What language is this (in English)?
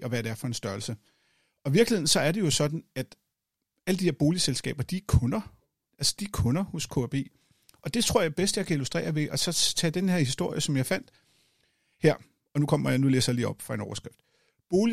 Danish